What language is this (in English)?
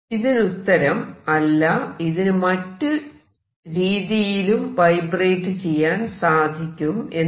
Malayalam